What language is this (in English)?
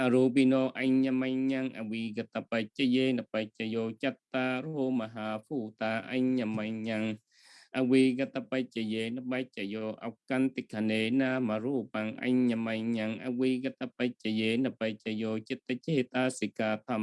Vietnamese